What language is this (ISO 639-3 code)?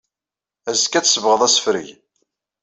kab